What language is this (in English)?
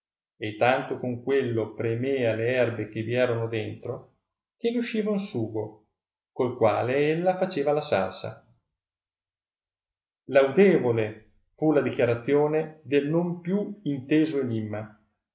Italian